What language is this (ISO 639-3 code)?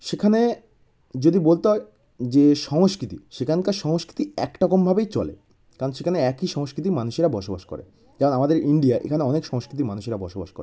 ben